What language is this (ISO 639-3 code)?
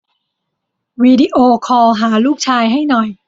tha